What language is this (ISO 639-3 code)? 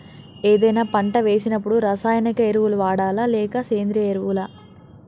tel